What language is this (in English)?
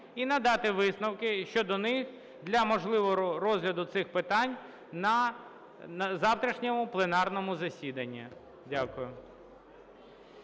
Ukrainian